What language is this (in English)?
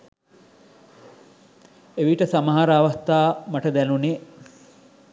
Sinhala